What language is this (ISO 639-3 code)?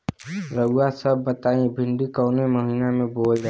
bho